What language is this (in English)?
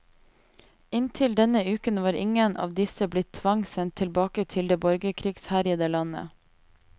Norwegian